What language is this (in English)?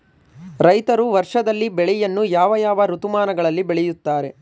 Kannada